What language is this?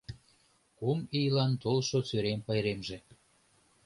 Mari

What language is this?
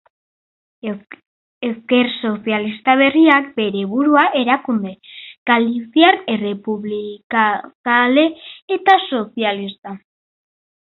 Basque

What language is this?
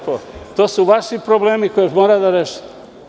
Serbian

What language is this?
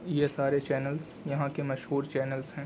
Urdu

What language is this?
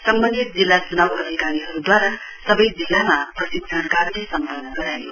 Nepali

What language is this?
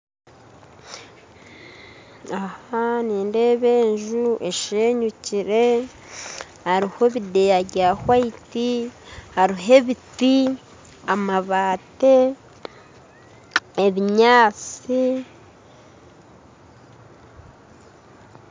Nyankole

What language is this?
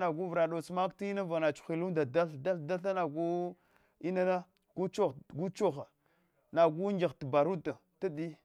Hwana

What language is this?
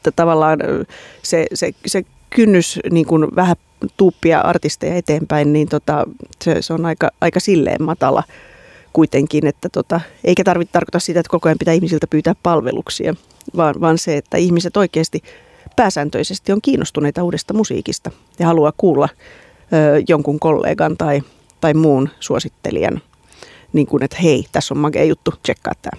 Finnish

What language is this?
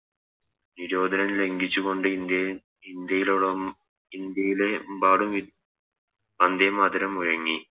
Malayalam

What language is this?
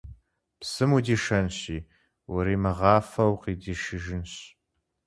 Kabardian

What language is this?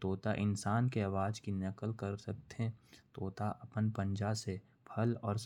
Korwa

